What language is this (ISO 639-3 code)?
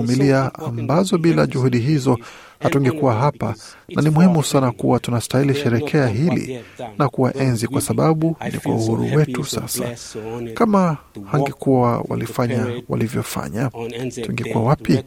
swa